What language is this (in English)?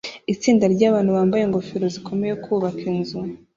Kinyarwanda